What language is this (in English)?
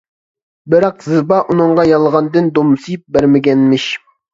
Uyghur